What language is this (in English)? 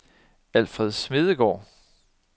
Danish